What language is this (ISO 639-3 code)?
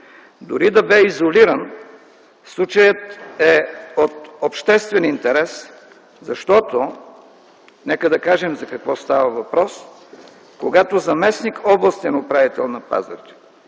bul